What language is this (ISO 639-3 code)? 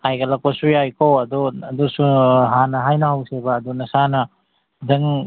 mni